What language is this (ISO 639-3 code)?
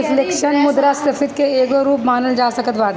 bho